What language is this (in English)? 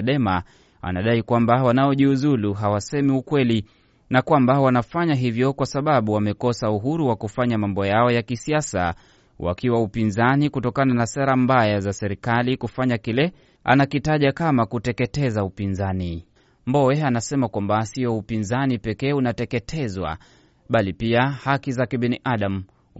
Swahili